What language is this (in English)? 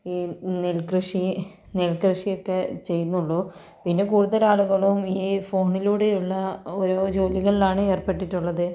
Malayalam